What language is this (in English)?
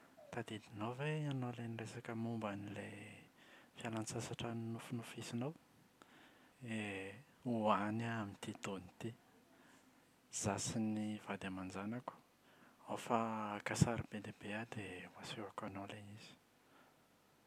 Malagasy